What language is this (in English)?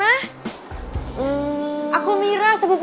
Indonesian